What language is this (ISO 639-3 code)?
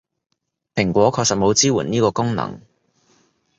yue